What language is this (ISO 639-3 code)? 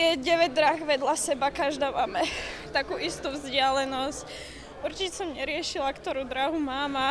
pol